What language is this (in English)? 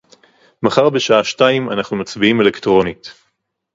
Hebrew